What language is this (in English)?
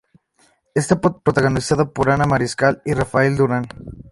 Spanish